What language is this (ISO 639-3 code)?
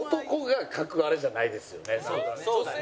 jpn